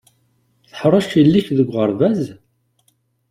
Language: Kabyle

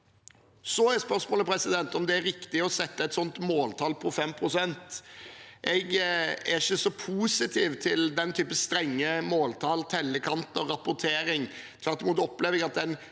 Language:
Norwegian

